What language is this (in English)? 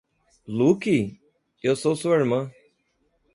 Portuguese